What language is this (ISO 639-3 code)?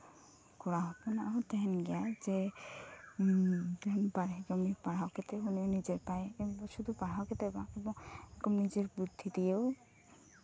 sat